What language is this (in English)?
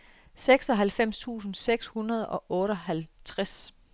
Danish